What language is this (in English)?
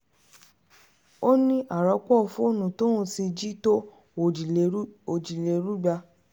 Yoruba